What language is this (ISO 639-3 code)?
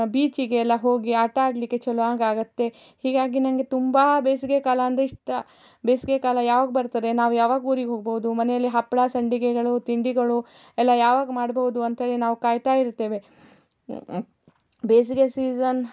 kan